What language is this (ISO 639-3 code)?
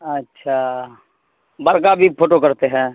urd